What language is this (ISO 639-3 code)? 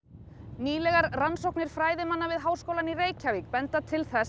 isl